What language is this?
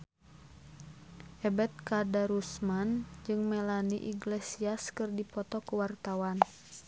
Sundanese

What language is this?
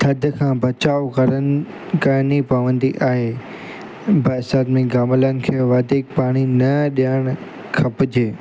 Sindhi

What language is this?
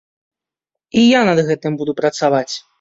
Belarusian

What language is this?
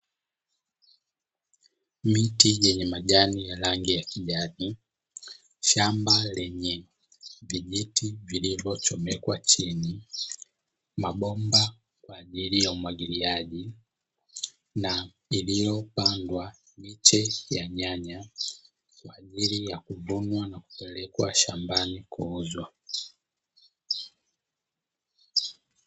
Swahili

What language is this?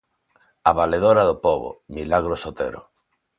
Galician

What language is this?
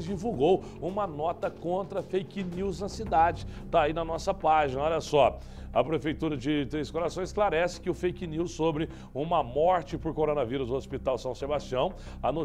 Portuguese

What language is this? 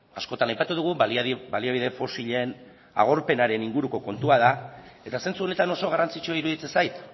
Basque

